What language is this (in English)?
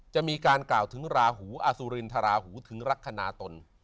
Thai